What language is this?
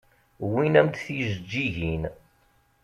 Kabyle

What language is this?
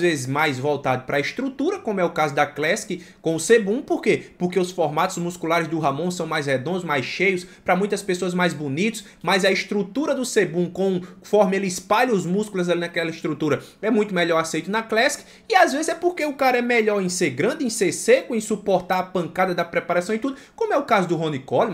Portuguese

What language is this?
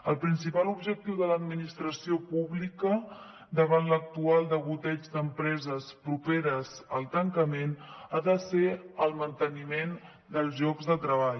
Catalan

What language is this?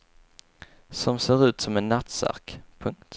Swedish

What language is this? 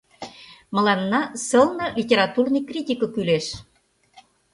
Mari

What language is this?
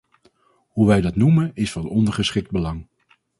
Dutch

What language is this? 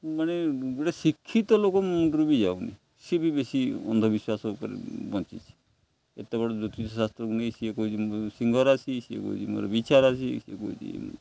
Odia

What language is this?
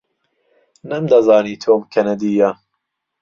Central Kurdish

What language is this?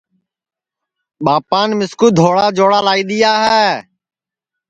Sansi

